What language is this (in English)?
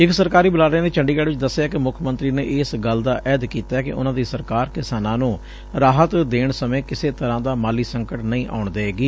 Punjabi